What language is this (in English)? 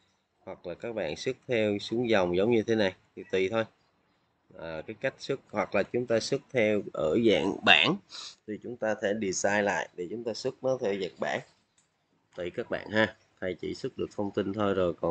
Vietnamese